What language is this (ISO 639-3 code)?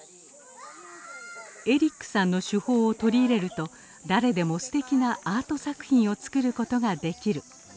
jpn